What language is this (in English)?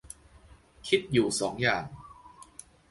Thai